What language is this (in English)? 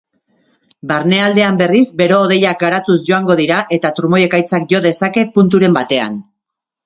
Basque